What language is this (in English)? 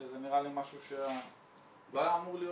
Hebrew